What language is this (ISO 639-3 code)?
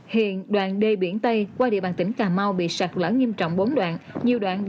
vie